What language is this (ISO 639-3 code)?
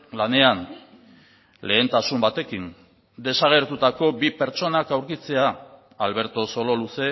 eus